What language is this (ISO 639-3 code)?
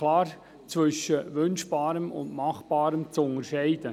gsw